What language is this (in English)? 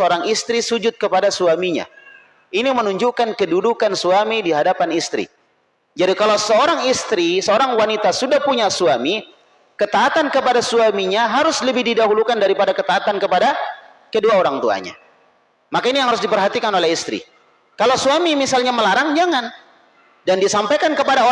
Indonesian